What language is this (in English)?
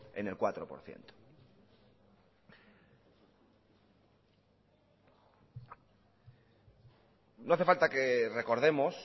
Spanish